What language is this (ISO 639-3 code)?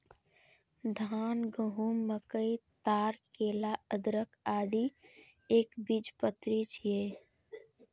mai